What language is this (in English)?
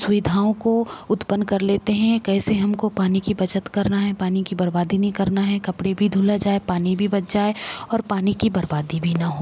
Hindi